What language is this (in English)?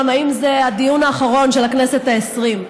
Hebrew